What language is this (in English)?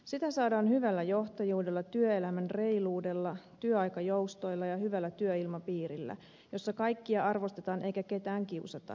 Finnish